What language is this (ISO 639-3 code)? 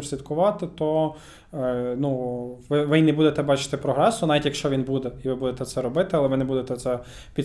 ukr